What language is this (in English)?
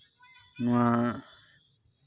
Santali